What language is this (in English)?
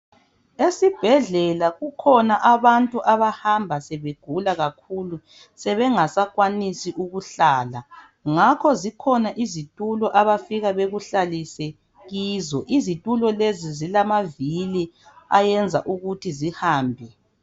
North Ndebele